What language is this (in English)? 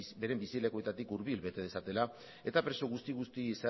Basque